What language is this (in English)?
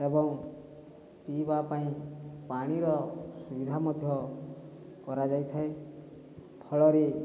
Odia